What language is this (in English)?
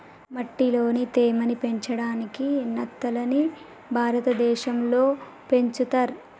Telugu